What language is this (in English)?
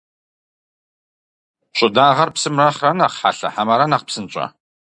Kabardian